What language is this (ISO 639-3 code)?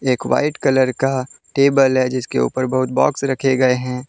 hin